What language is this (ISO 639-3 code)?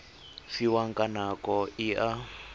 tsn